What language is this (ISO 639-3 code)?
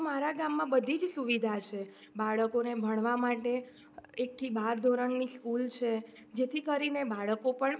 guj